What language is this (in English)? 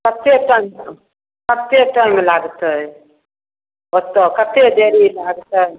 Maithili